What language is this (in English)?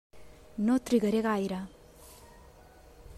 Catalan